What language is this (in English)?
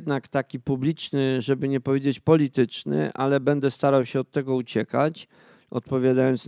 Polish